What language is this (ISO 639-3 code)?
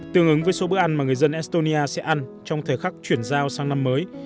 vie